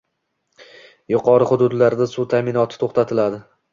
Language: Uzbek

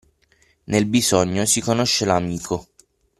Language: Italian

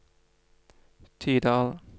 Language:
Norwegian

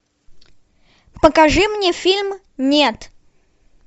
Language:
Russian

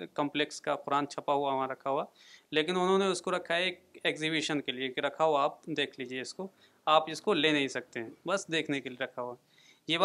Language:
Urdu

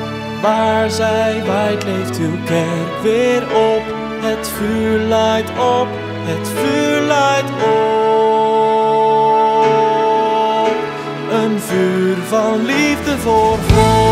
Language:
Dutch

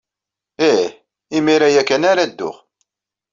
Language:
Kabyle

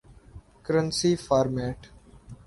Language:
Urdu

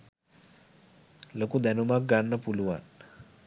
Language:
Sinhala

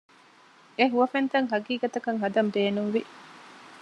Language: Divehi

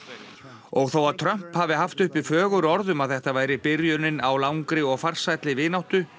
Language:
Icelandic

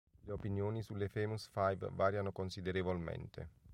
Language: Italian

